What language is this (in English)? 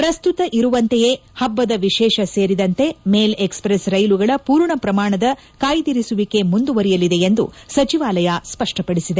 Kannada